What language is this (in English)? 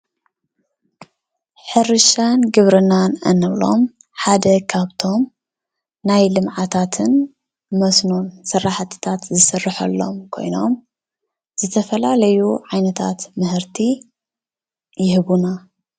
Tigrinya